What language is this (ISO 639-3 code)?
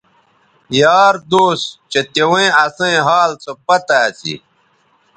btv